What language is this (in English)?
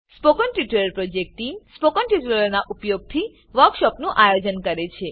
Gujarati